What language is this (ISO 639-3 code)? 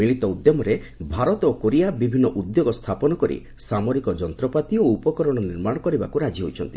ori